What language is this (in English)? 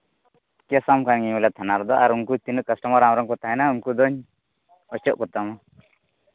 Santali